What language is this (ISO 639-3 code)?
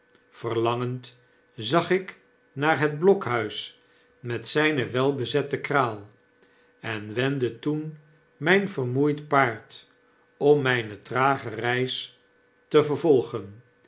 nld